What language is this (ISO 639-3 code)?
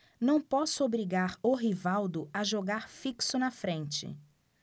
por